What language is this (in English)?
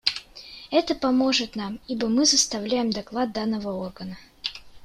Russian